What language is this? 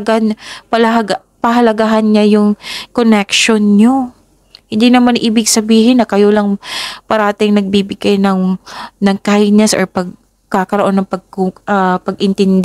Filipino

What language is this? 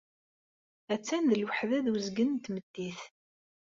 Kabyle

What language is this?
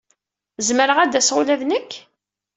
Kabyle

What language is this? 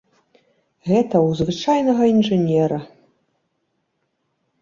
Belarusian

